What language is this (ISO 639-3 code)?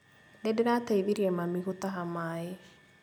kik